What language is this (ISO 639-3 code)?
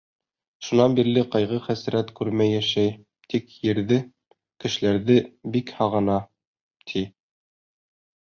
bak